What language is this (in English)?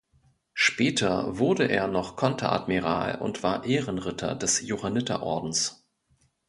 German